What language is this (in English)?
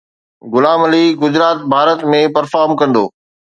Sindhi